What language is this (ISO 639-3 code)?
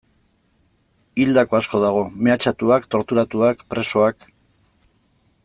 eus